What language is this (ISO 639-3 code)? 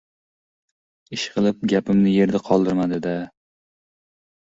uzb